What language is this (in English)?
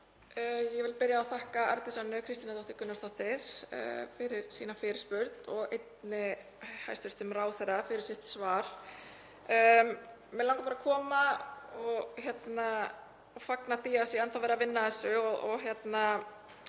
Icelandic